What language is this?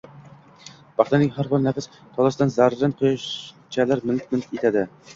Uzbek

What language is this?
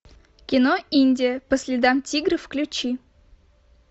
Russian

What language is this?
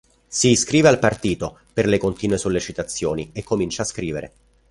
Italian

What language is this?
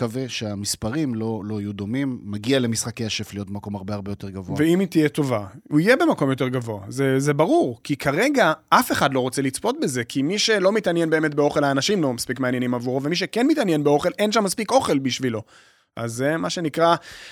Hebrew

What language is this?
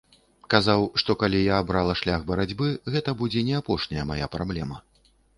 Belarusian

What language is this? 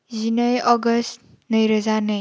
Bodo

